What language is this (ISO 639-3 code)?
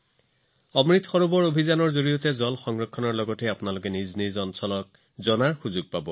asm